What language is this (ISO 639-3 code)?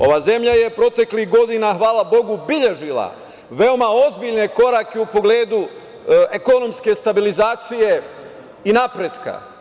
srp